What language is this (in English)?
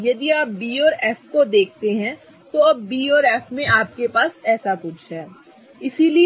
Hindi